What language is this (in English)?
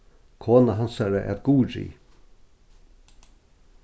Faroese